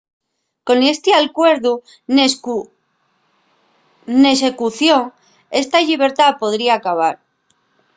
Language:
Asturian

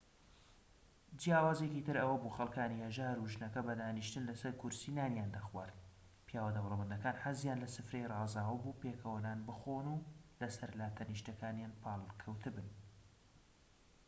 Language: Central Kurdish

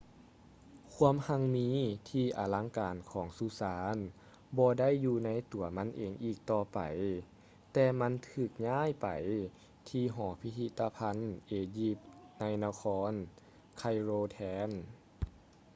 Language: Lao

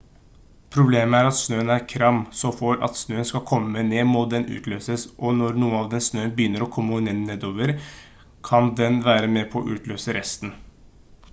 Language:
Norwegian Bokmål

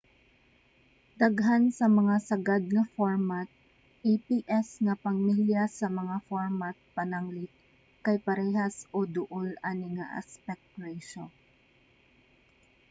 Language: Cebuano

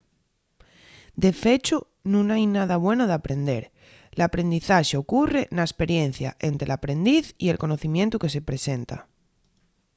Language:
Asturian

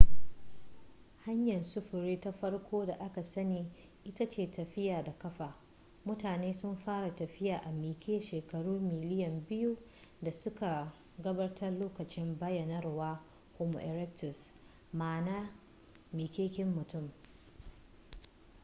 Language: Hausa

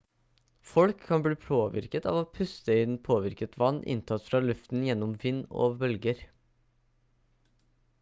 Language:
Norwegian Bokmål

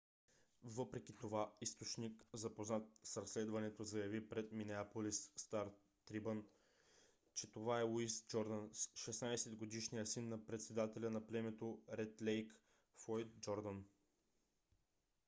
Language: Bulgarian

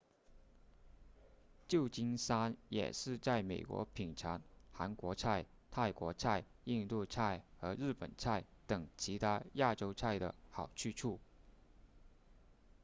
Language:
Chinese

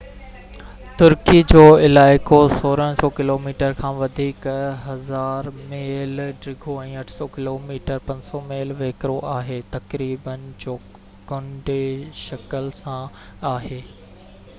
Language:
Sindhi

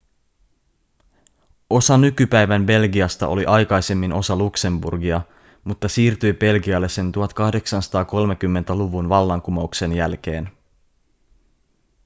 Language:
Finnish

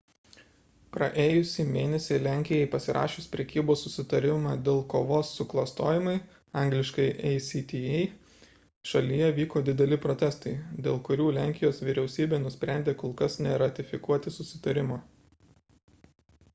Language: Lithuanian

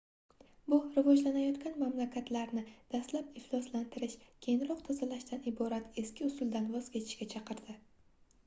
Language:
Uzbek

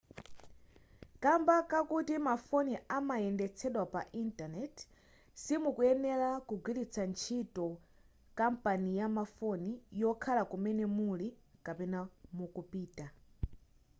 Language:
Nyanja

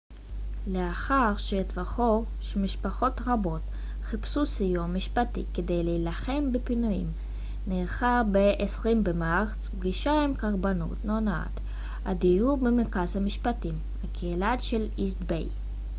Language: Hebrew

